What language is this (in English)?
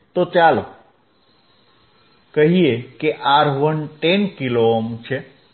Gujarati